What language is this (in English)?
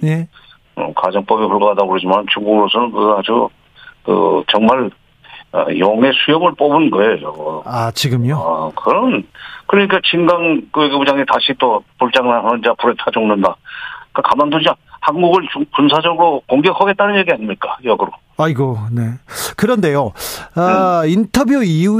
Korean